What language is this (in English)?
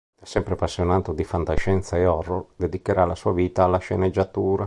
Italian